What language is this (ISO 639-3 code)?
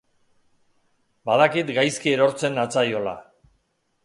eus